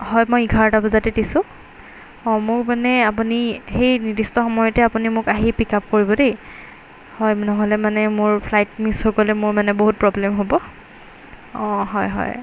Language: Assamese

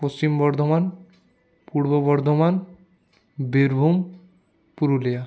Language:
Bangla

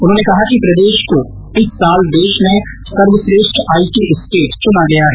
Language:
Hindi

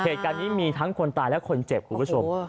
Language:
Thai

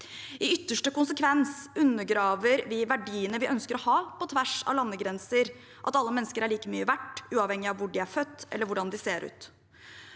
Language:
Norwegian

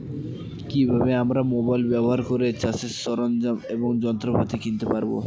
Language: Bangla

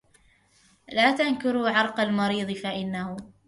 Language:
Arabic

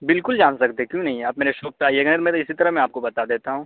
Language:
Urdu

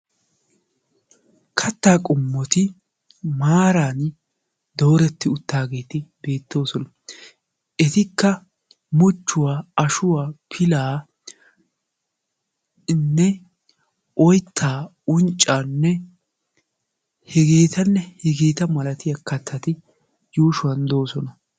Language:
Wolaytta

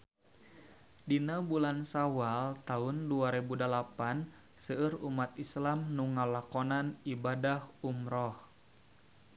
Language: Sundanese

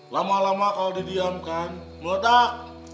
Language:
Indonesian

